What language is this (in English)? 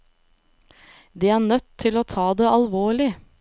Norwegian